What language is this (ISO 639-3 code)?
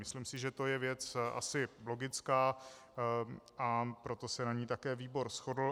ces